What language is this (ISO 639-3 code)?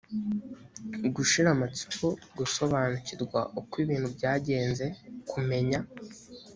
kin